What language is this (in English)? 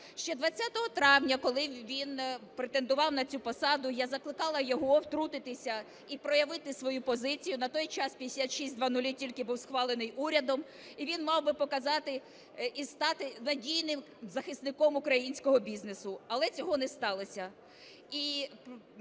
Ukrainian